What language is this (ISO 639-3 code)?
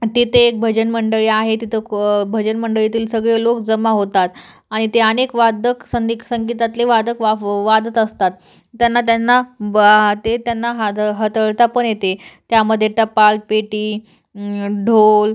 mar